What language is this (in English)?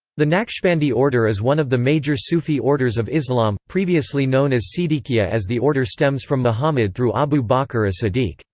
English